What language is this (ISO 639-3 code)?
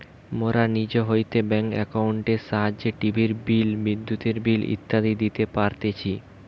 ben